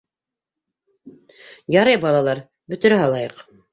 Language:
Bashkir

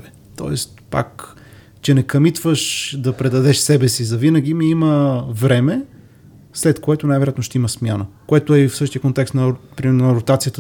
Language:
Bulgarian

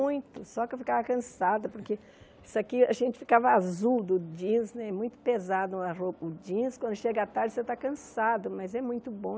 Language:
Portuguese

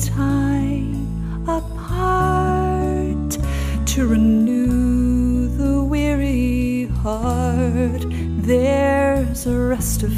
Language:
French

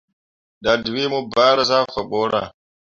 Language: Mundang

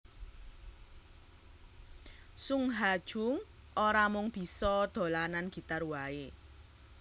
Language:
Javanese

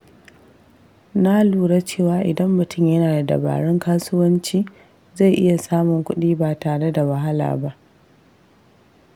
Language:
Hausa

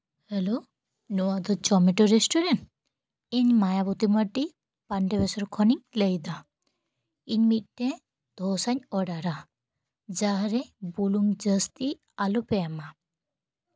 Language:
Santali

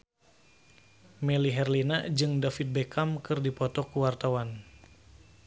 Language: Sundanese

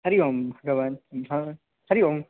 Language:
Sanskrit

